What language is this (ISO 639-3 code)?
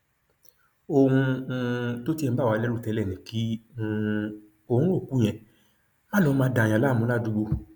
yor